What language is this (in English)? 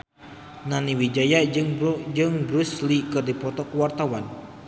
Sundanese